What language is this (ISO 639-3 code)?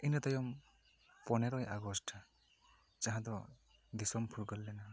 sat